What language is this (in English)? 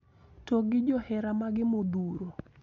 Luo (Kenya and Tanzania)